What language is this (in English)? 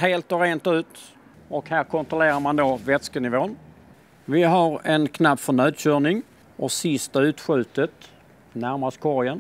Swedish